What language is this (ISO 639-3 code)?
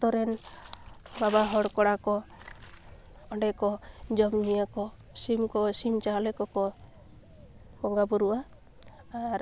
sat